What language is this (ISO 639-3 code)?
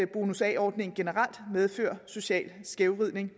dan